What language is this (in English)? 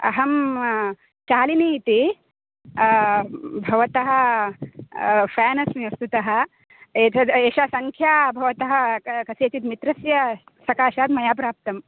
Sanskrit